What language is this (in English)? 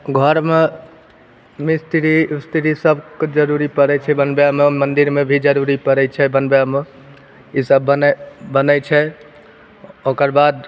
Maithili